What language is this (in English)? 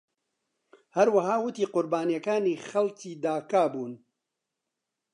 Central Kurdish